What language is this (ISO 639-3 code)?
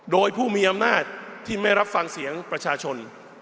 tha